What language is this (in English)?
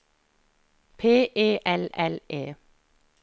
Norwegian